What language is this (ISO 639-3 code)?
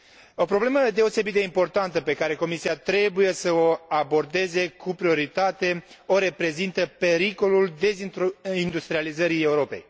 ron